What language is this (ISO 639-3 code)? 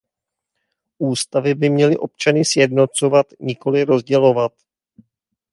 ces